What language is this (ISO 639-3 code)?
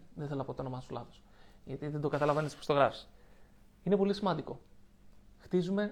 ell